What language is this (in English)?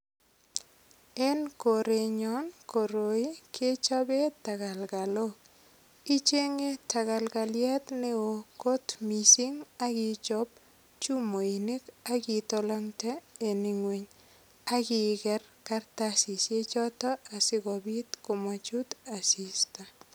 Kalenjin